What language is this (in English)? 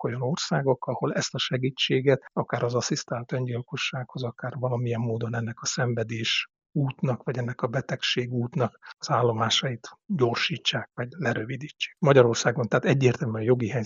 Hungarian